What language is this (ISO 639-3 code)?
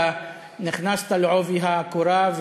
heb